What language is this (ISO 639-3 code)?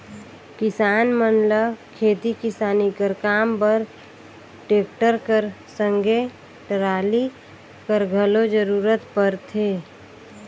hne